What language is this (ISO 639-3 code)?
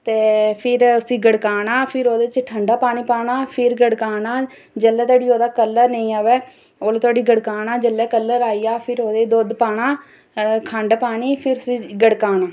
doi